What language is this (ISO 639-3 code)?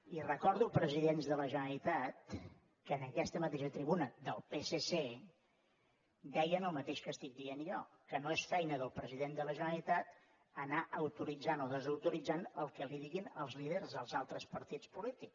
cat